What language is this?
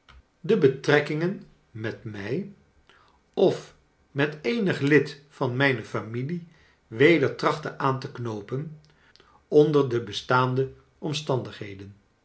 Dutch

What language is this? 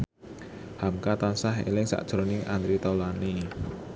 Javanese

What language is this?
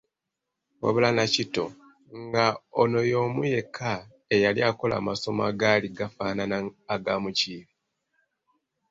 Ganda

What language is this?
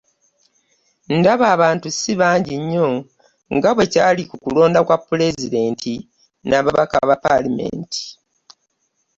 Ganda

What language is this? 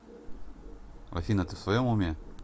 Russian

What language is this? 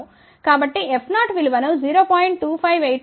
Telugu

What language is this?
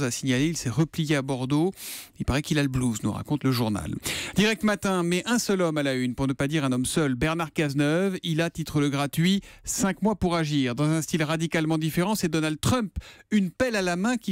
French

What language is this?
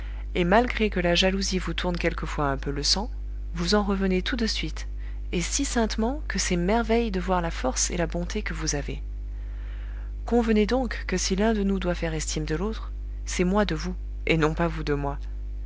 French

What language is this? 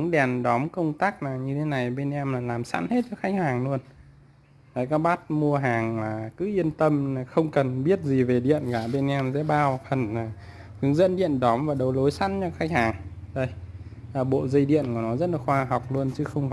Vietnamese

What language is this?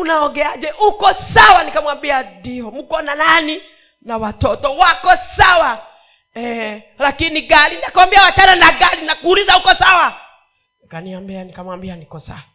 Swahili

